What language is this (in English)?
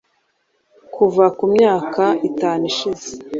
Kinyarwanda